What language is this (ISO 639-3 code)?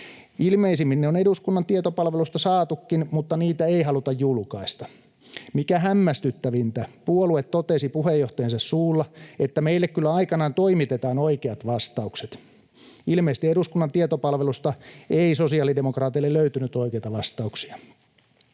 fin